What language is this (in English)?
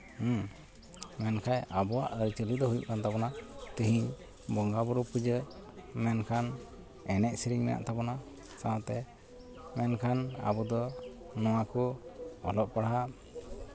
Santali